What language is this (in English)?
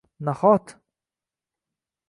Uzbek